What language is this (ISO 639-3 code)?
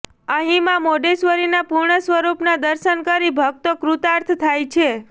guj